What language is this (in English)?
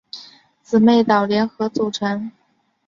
Chinese